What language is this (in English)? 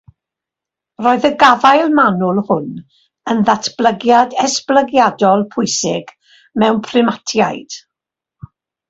Welsh